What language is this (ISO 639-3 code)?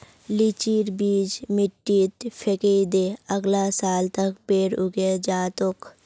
mag